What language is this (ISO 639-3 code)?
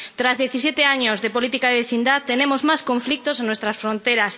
spa